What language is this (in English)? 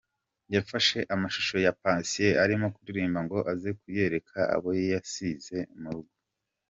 Kinyarwanda